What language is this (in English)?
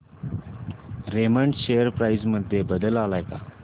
Marathi